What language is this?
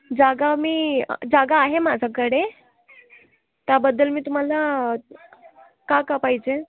Marathi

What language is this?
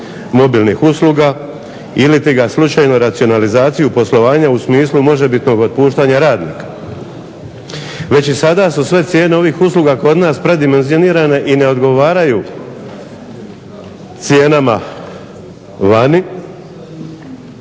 Croatian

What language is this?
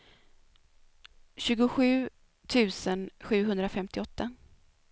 Swedish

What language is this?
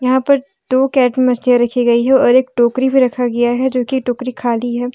Hindi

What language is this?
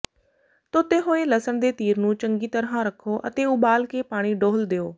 Punjabi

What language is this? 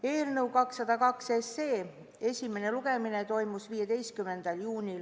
Estonian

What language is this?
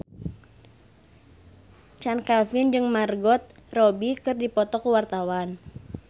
Sundanese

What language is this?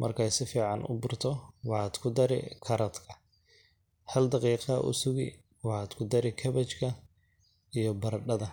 Somali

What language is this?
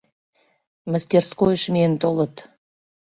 Mari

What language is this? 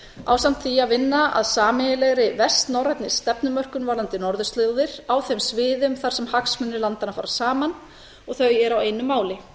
Icelandic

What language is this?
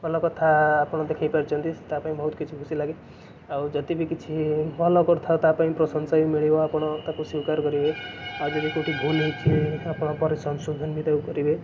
Odia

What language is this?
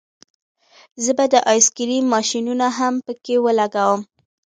Pashto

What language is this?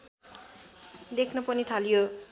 Nepali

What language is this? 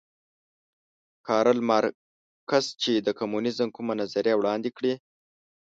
Pashto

